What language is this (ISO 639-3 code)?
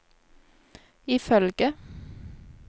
nor